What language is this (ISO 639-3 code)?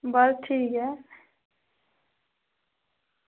doi